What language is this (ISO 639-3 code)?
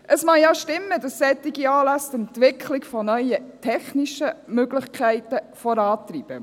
gsw